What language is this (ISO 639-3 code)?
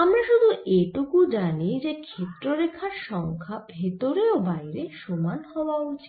ben